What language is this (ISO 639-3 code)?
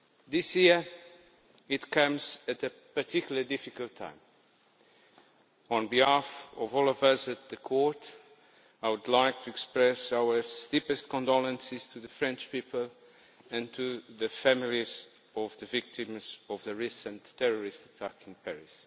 eng